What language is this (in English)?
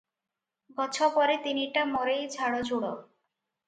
Odia